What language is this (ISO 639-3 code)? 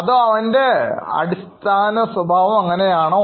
mal